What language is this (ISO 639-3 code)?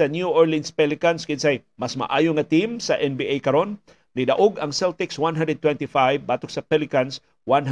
fil